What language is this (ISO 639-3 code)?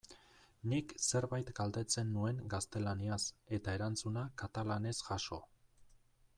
eus